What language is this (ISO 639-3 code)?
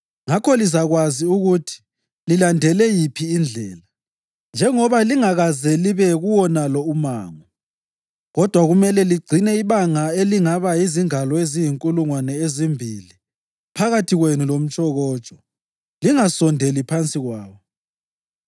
nde